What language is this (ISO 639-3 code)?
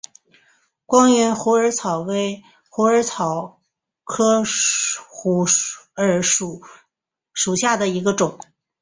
zho